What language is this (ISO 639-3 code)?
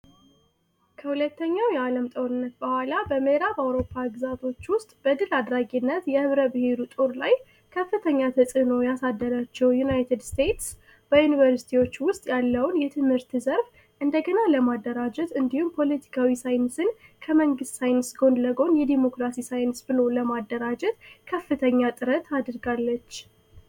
amh